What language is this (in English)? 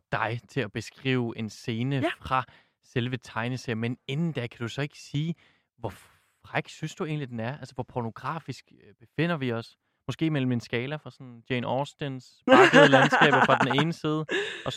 Danish